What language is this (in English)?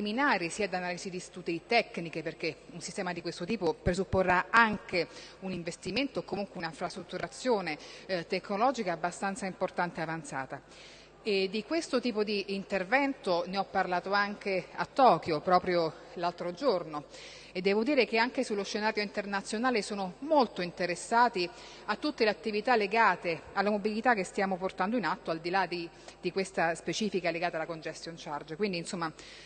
Italian